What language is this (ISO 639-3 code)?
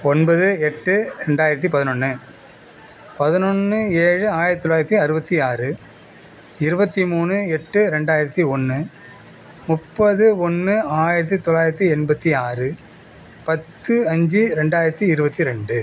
tam